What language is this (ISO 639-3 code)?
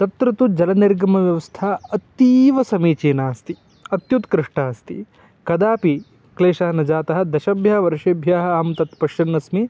san